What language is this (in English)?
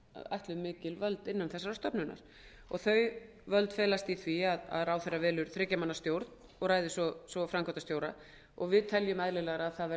Icelandic